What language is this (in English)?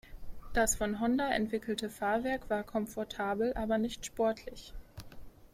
German